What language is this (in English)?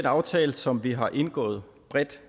Danish